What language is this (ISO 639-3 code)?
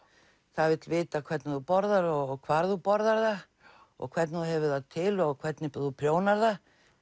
isl